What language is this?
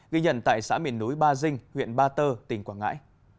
Vietnamese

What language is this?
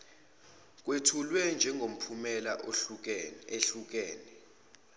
Zulu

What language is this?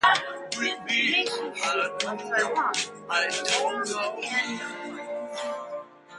English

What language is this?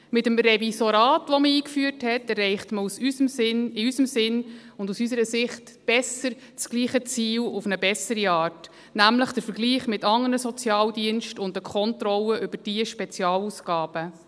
Swiss German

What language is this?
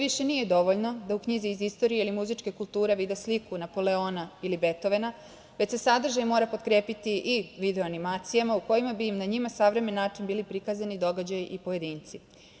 Serbian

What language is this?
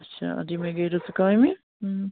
Kashmiri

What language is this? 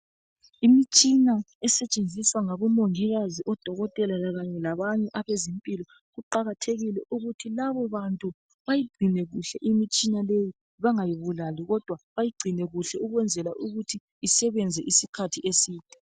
North Ndebele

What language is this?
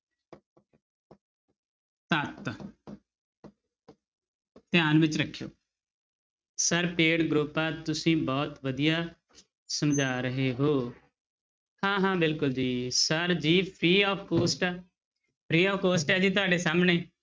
Punjabi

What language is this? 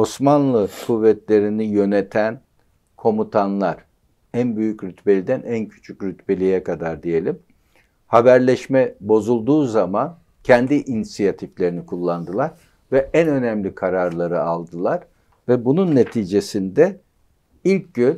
Turkish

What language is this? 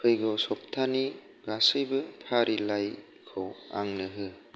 Bodo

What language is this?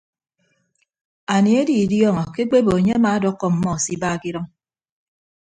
Ibibio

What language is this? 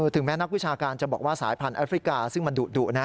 Thai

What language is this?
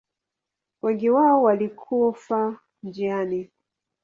Swahili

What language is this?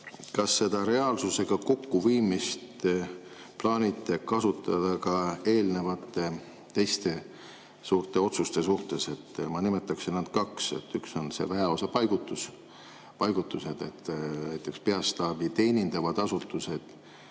Estonian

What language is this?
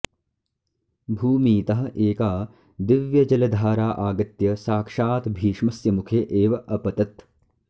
Sanskrit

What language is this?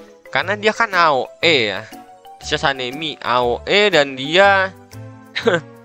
Indonesian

